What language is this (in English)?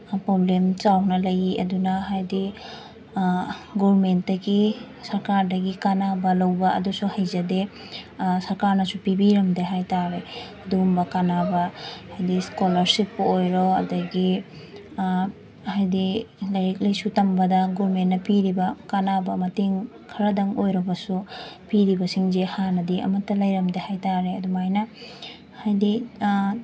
Manipuri